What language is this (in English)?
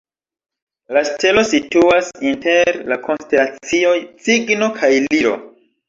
Esperanto